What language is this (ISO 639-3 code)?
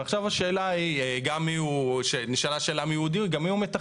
heb